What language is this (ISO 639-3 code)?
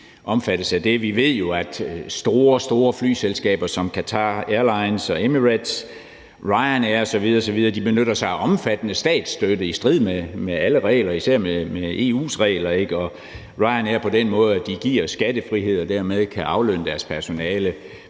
dan